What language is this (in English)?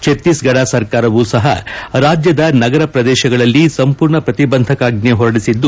Kannada